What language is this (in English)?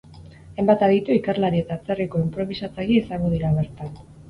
Basque